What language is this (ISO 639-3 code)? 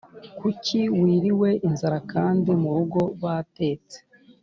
kin